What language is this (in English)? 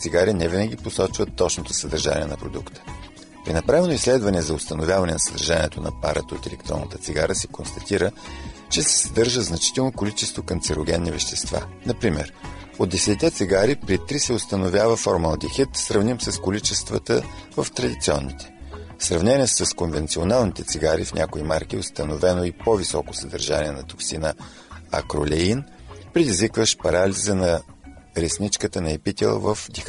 Bulgarian